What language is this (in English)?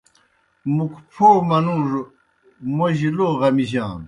Kohistani Shina